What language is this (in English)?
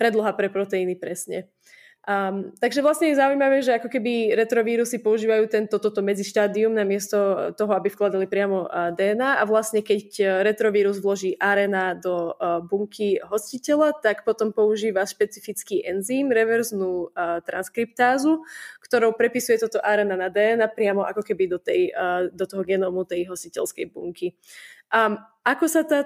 Slovak